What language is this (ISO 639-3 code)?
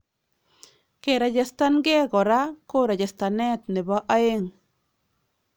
kln